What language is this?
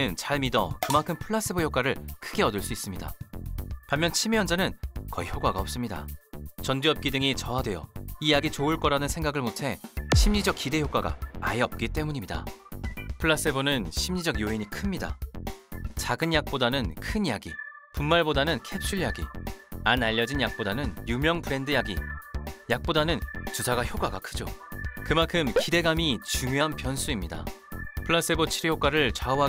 Korean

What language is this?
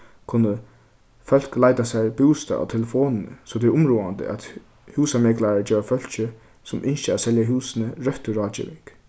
Faroese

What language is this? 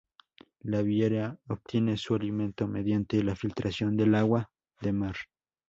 Spanish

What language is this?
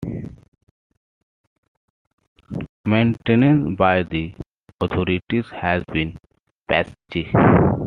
English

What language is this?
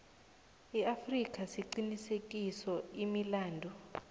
South Ndebele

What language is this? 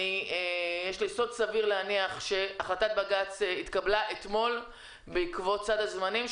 Hebrew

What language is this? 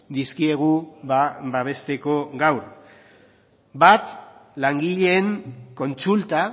Basque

